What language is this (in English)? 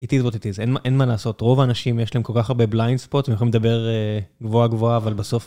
Hebrew